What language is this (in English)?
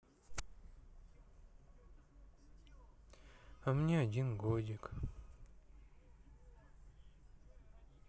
Russian